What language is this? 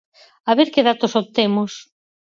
Galician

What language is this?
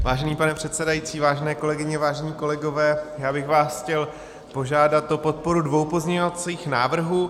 Czech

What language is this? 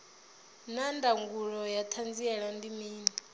Venda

